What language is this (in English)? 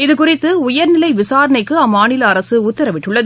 Tamil